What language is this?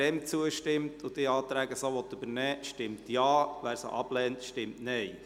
Swiss German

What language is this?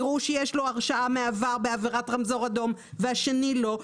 Hebrew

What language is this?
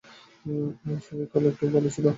Bangla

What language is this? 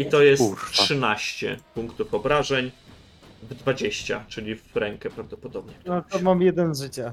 Polish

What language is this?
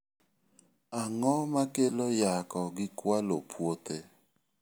Luo (Kenya and Tanzania)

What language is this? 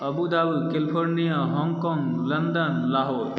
Maithili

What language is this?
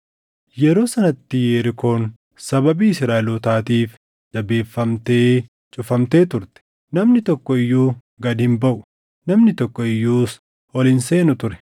Oromo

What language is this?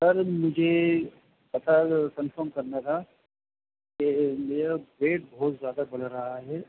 Urdu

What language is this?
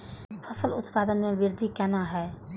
Maithili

